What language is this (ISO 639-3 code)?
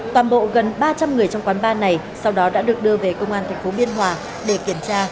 vie